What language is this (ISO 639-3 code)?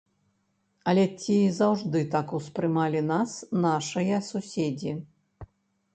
bel